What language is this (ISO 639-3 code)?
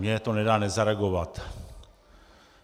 ces